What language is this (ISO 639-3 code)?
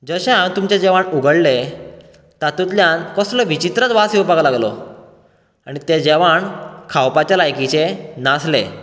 kok